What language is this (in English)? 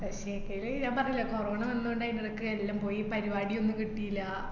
Malayalam